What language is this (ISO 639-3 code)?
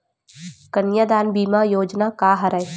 hne